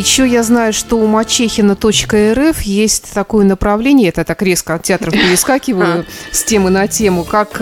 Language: Russian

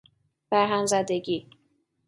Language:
Persian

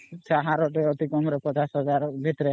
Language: Odia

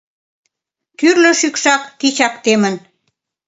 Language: Mari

